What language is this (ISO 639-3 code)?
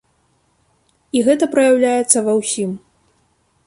bel